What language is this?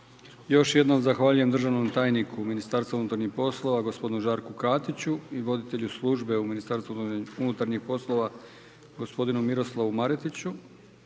Croatian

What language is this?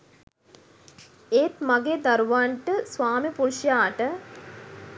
Sinhala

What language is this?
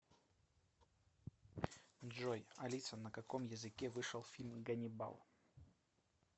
Russian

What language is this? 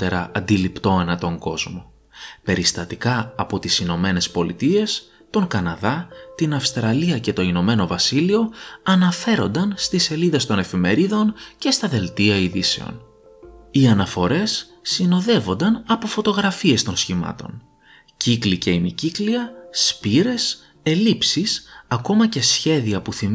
Greek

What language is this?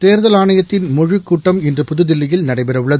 Tamil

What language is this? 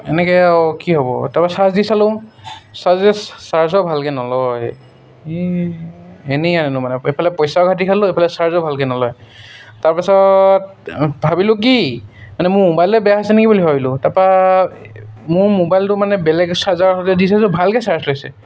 Assamese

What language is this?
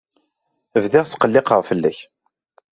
Kabyle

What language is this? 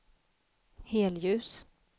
Swedish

